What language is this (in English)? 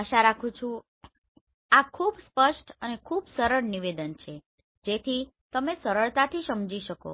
Gujarati